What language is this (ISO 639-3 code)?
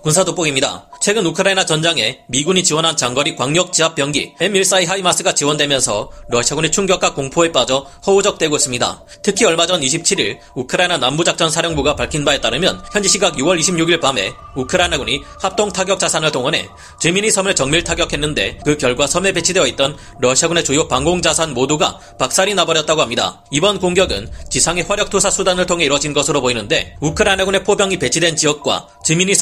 kor